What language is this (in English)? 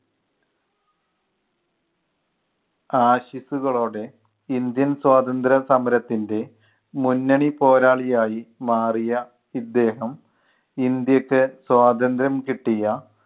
Malayalam